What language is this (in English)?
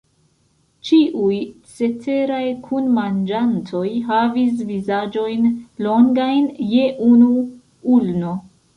Esperanto